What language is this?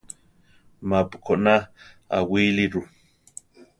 Central Tarahumara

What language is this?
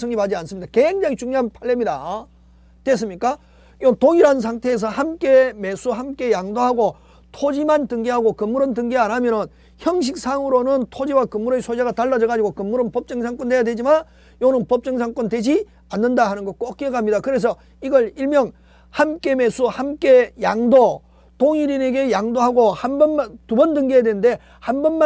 Korean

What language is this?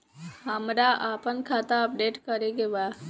Bhojpuri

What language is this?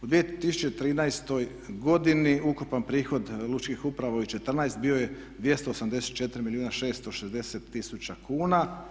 Croatian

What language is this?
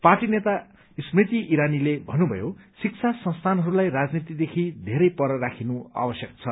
Nepali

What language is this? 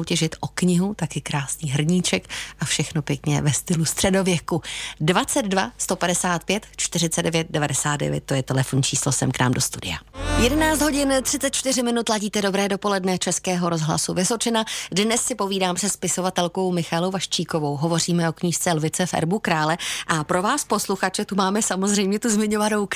Czech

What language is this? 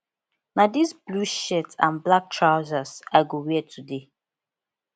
Nigerian Pidgin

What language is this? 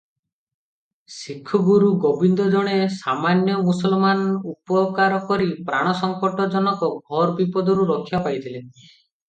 Odia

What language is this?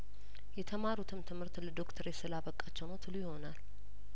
Amharic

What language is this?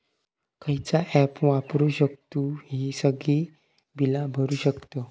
Marathi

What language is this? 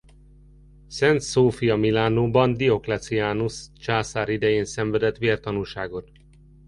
Hungarian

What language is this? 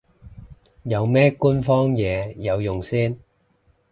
Cantonese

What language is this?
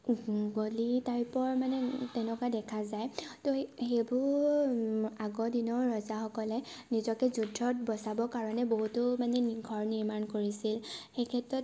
Assamese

